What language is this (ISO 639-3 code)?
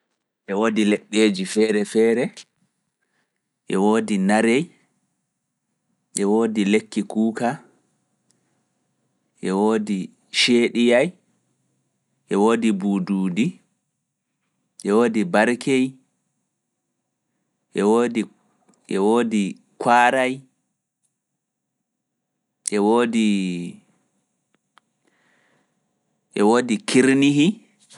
ful